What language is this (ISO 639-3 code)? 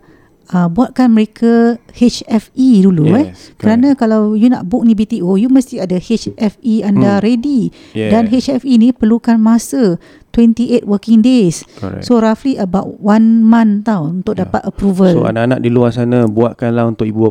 msa